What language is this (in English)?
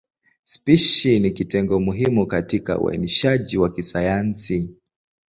Swahili